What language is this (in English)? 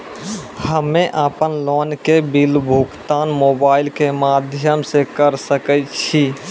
Maithili